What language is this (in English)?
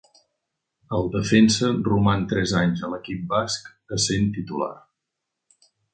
Catalan